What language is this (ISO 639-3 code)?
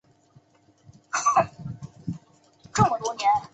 zho